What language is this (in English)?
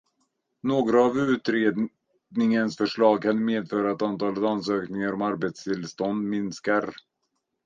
Swedish